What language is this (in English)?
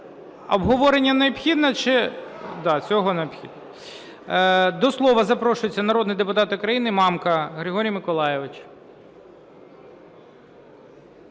Ukrainian